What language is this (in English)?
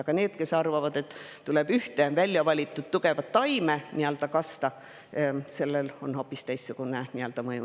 Estonian